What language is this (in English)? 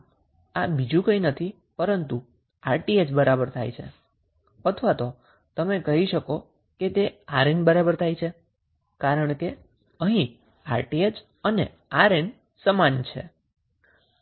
Gujarati